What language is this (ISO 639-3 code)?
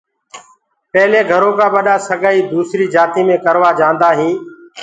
ggg